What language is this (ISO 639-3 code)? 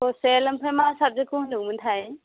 brx